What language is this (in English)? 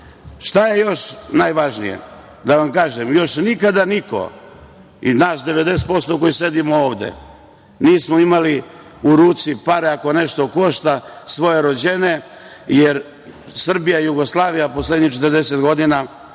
Serbian